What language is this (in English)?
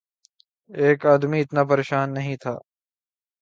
Urdu